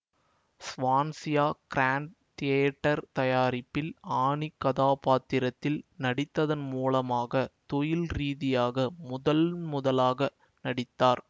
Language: Tamil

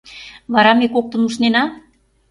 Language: Mari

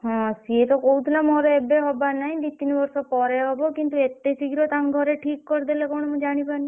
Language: Odia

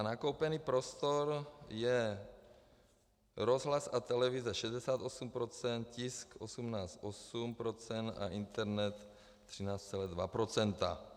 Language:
Czech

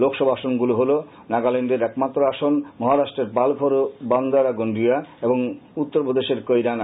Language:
Bangla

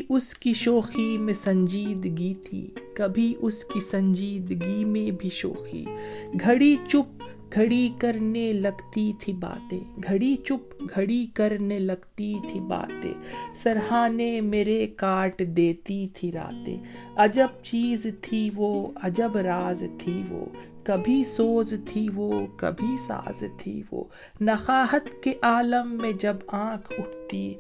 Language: Urdu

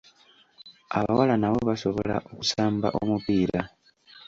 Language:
Ganda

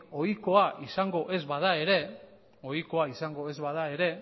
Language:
Basque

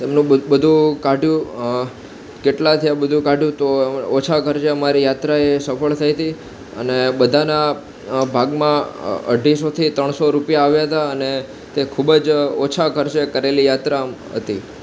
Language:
Gujarati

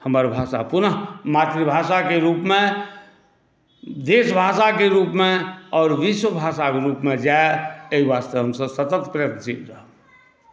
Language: Maithili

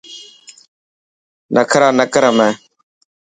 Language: Dhatki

